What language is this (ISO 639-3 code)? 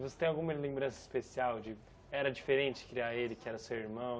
por